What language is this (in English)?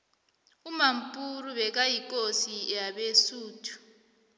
South Ndebele